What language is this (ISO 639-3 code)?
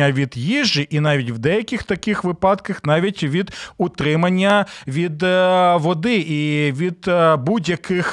ukr